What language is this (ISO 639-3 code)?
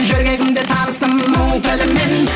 kaz